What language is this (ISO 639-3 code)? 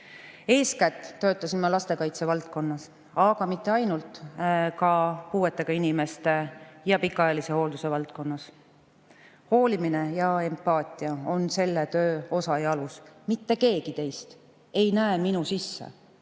est